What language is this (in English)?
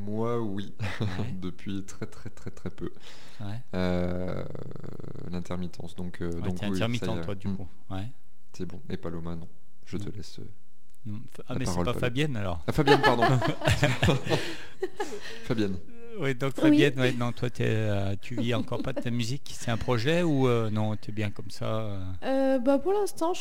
French